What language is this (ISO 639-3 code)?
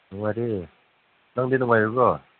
mni